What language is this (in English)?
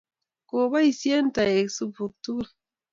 Kalenjin